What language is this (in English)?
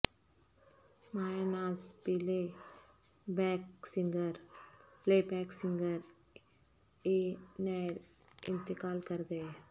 Urdu